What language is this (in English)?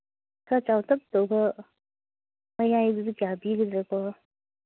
Manipuri